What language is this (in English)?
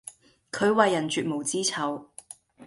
Cantonese